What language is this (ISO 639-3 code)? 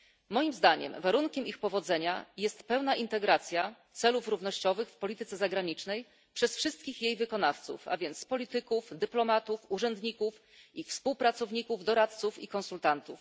pol